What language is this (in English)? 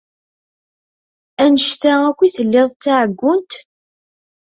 Kabyle